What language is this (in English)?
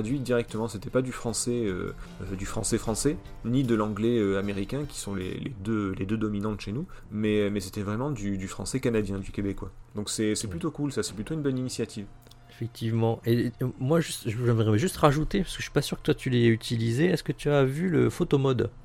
French